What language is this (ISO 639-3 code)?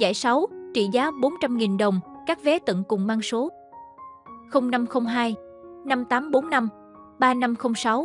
vie